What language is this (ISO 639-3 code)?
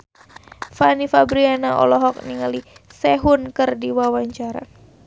sun